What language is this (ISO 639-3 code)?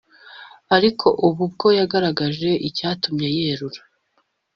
kin